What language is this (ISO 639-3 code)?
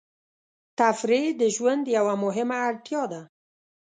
pus